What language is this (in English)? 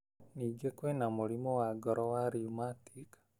Kikuyu